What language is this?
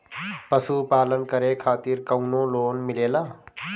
Bhojpuri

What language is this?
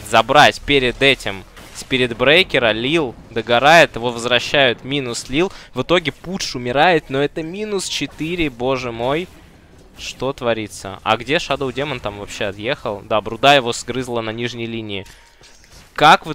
Russian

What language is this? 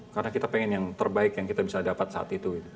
Indonesian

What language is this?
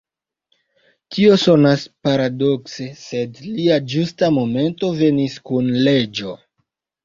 Esperanto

